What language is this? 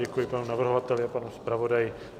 Czech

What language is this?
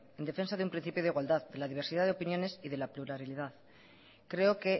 Spanish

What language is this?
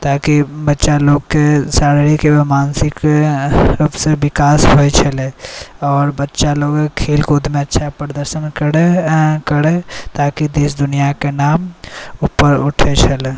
Maithili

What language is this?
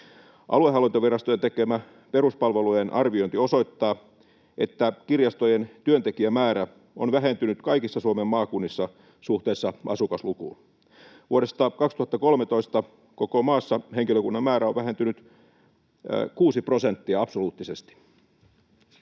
Finnish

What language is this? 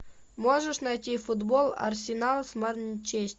Russian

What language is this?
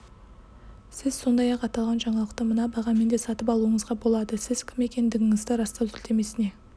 Kazakh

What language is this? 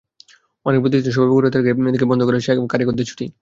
Bangla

